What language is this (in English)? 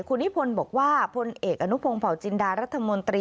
Thai